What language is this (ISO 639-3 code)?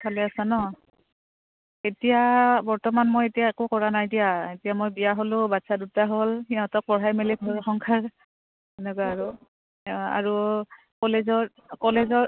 asm